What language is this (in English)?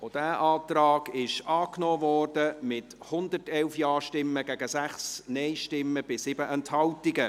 Swiss German